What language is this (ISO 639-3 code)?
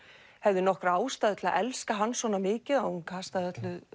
isl